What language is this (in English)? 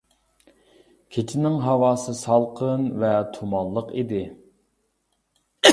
Uyghur